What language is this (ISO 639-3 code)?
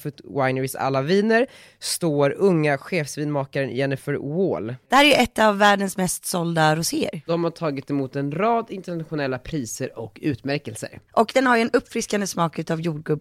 swe